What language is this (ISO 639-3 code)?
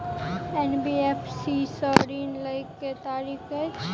mai